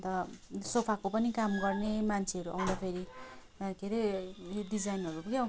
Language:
Nepali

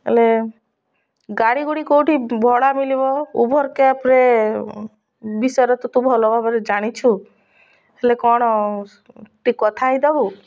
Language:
Odia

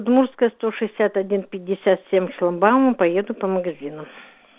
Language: Russian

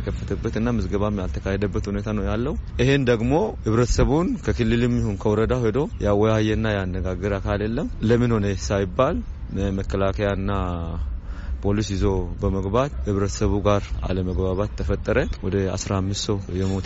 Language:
Amharic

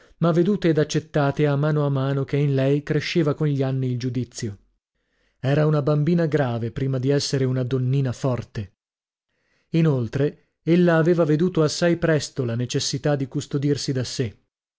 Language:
Italian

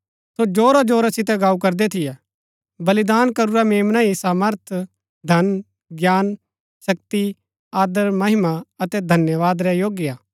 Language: Gaddi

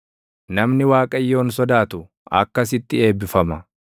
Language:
Oromo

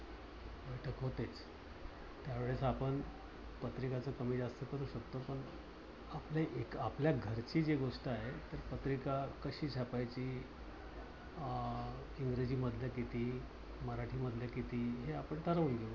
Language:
Marathi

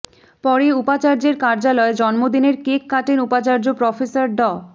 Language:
Bangla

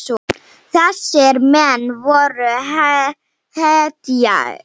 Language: Icelandic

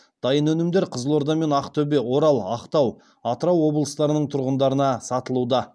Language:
Kazakh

